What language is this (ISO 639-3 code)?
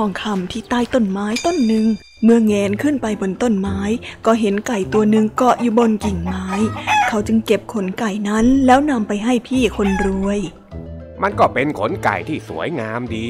tha